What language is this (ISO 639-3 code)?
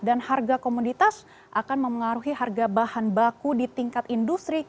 ind